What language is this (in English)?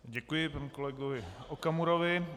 Czech